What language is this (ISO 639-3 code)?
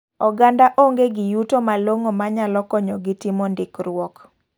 luo